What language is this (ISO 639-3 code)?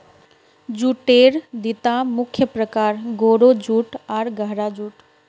mag